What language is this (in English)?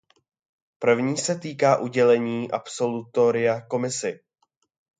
Czech